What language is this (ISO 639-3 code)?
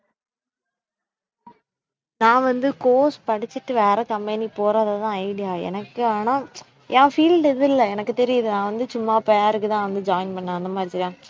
tam